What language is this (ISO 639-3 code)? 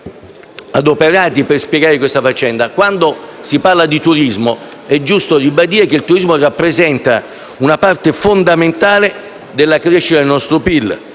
ita